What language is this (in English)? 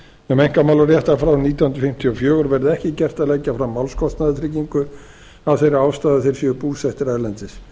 Icelandic